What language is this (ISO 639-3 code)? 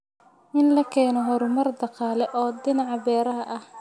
som